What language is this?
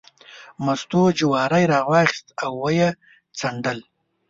Pashto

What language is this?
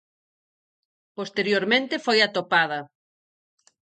Galician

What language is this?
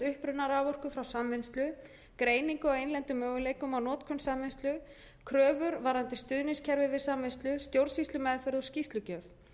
Icelandic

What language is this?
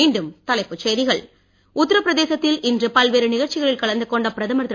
Tamil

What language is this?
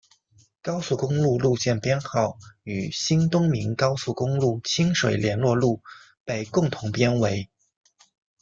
Chinese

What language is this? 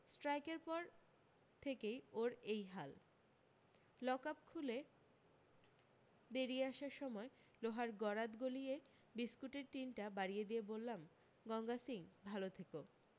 Bangla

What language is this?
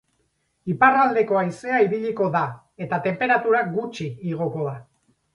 Basque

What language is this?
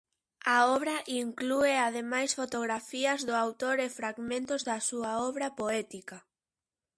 Galician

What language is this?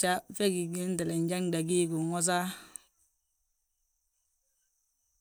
Balanta-Ganja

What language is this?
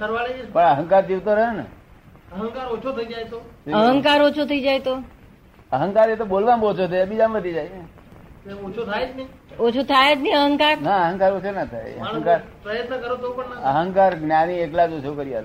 Gujarati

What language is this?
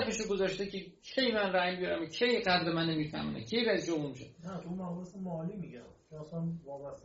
Persian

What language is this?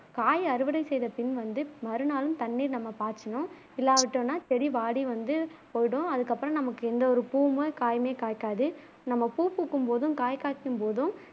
Tamil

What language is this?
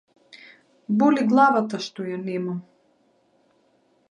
Macedonian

